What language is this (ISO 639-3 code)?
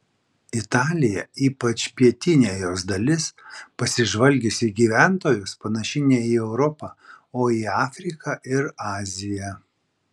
lit